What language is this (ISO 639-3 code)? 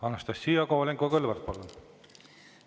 est